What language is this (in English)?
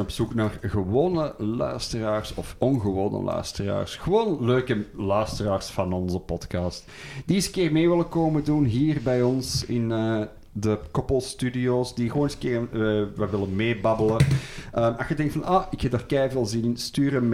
Dutch